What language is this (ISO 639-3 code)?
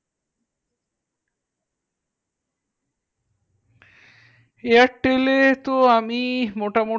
ben